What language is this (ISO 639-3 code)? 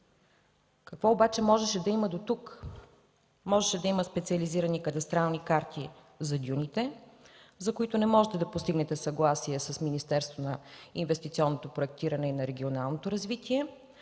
bul